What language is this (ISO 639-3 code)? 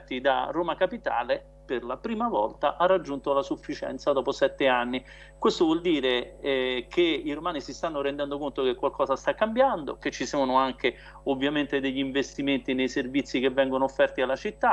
ita